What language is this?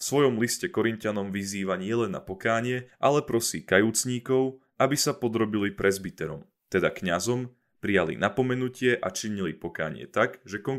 Slovak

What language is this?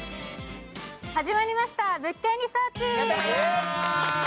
Japanese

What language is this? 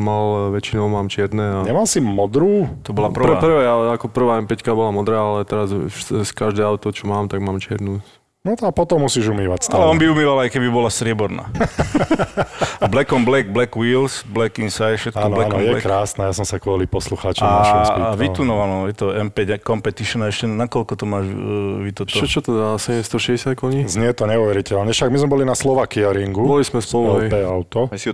Slovak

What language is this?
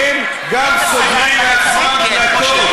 Hebrew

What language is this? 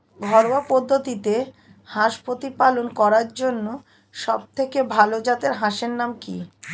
Bangla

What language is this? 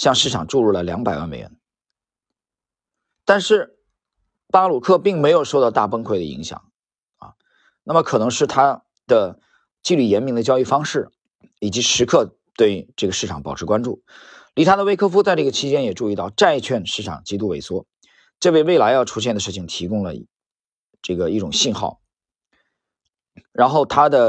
Chinese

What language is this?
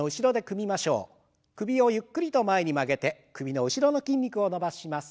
Japanese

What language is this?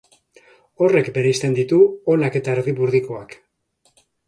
Basque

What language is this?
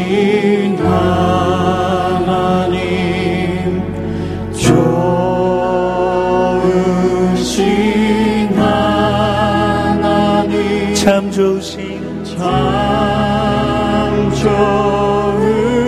Korean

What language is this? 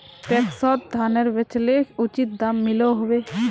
Magahi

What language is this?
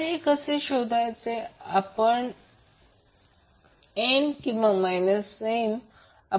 Marathi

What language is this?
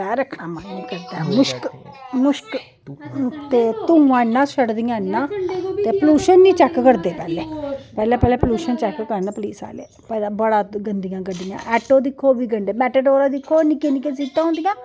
Dogri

